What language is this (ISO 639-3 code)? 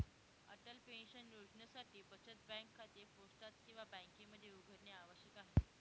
mar